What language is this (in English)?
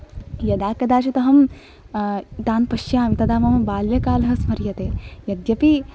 Sanskrit